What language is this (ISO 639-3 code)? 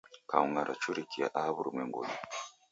dav